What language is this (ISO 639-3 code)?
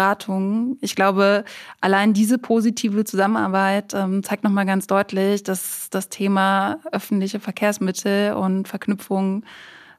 deu